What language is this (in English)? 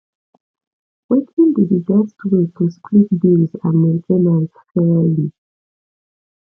Nigerian Pidgin